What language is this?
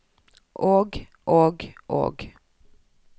Norwegian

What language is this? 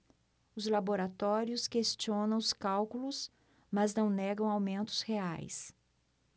Portuguese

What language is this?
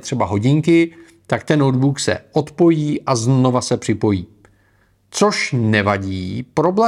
Czech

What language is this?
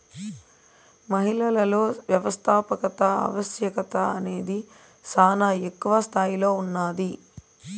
Telugu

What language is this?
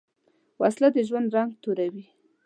Pashto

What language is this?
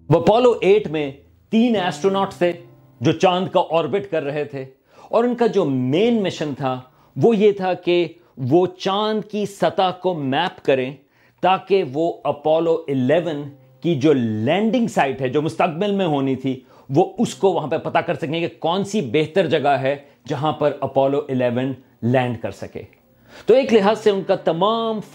Urdu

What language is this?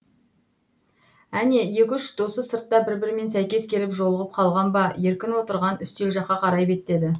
Kazakh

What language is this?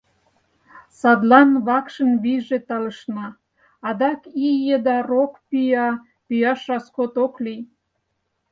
Mari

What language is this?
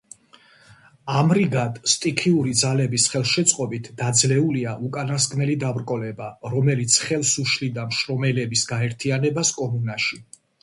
Georgian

